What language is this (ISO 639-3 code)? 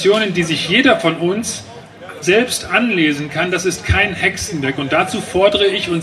deu